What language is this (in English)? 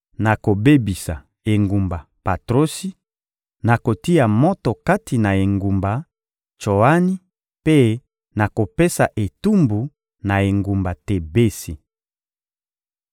Lingala